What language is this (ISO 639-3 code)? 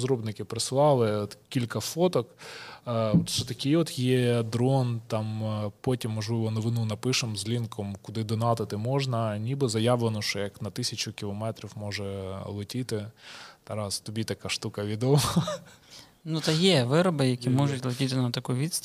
ukr